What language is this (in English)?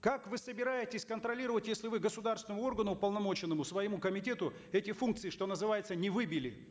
Kazakh